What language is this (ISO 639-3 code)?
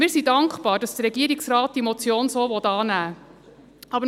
gsw